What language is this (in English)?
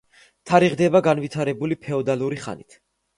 Georgian